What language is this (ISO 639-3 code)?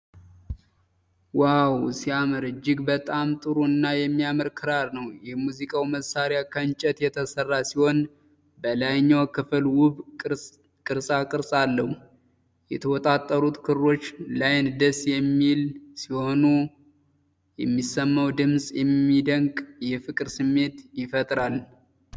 amh